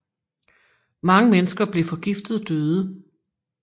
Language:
Danish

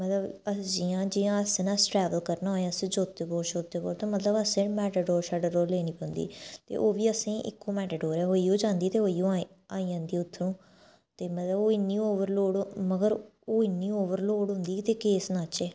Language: Dogri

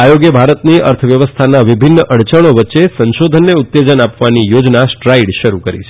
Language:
Gujarati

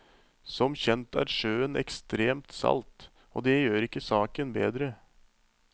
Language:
Norwegian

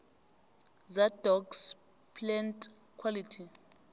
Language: South Ndebele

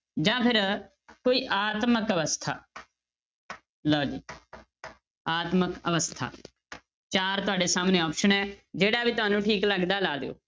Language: Punjabi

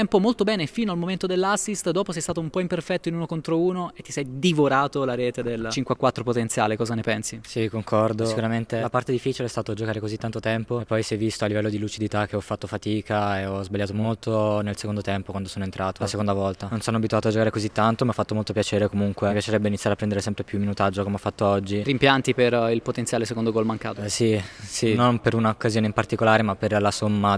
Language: Italian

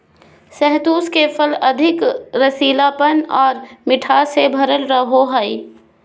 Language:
Magahi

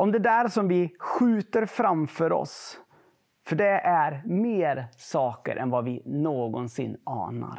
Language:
Swedish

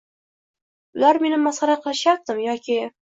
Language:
Uzbek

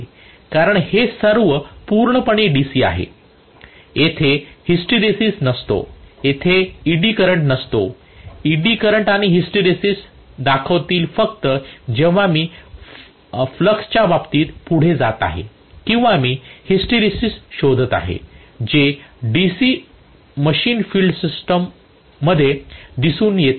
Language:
Marathi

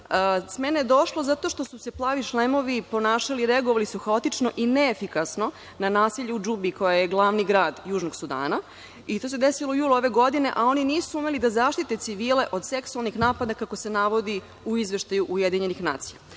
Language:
Serbian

